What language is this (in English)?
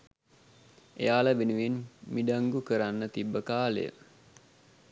Sinhala